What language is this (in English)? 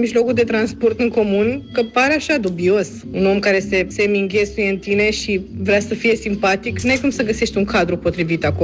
Romanian